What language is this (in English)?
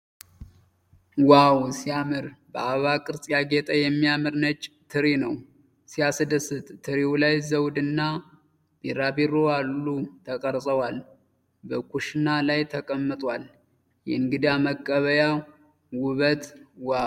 Amharic